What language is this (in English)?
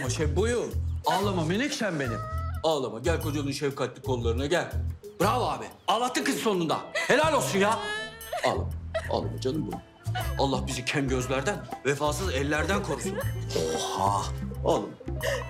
Turkish